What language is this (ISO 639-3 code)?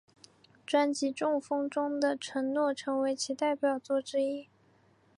zho